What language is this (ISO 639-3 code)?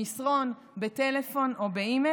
heb